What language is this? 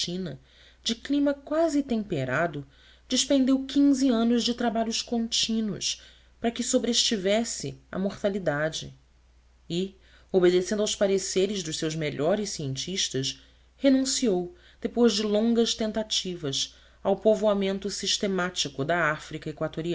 Portuguese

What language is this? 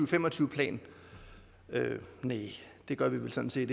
Danish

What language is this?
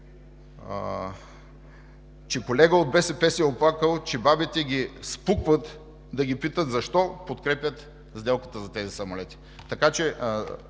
Bulgarian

